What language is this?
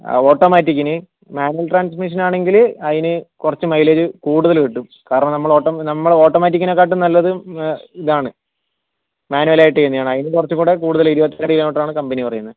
Malayalam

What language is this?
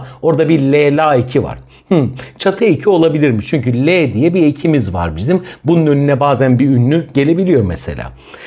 Turkish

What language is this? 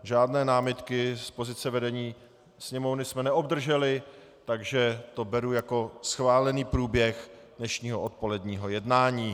Czech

